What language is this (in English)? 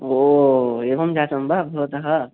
Sanskrit